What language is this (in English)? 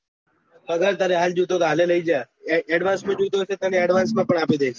Gujarati